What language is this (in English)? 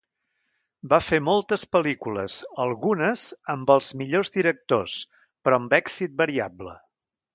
Catalan